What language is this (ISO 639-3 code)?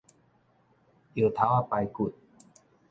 nan